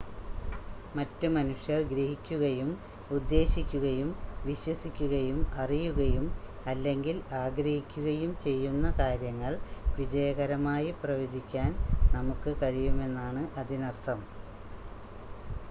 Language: Malayalam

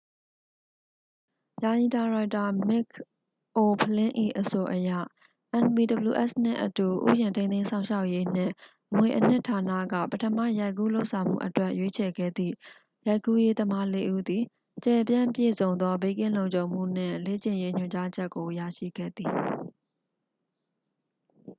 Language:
Burmese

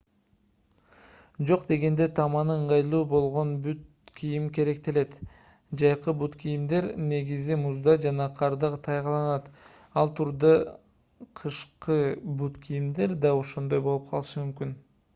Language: Kyrgyz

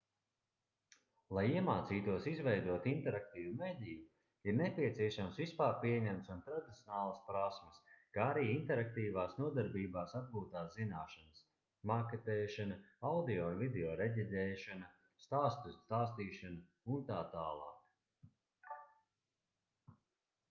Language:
Latvian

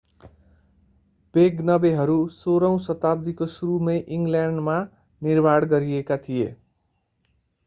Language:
Nepali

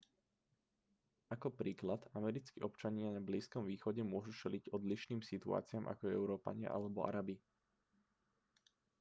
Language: Slovak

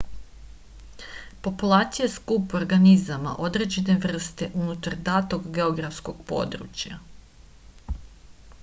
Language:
Serbian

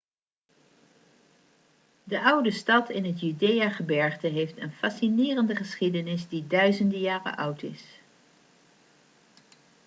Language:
Dutch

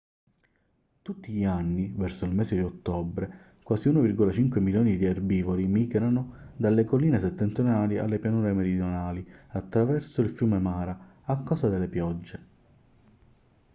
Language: Italian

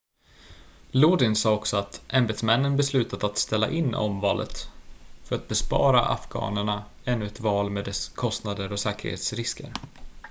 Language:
Swedish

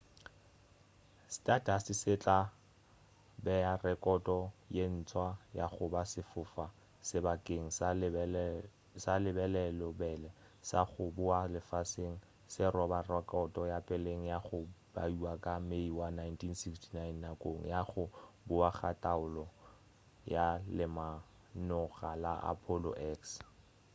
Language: Northern Sotho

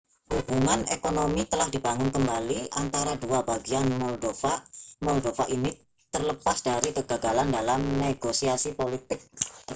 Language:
Indonesian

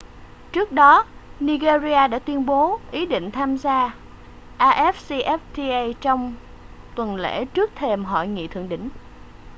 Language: Vietnamese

